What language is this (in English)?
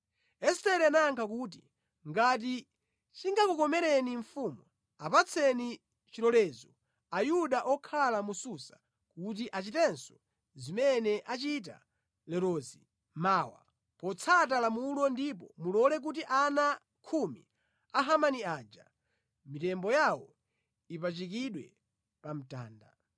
Nyanja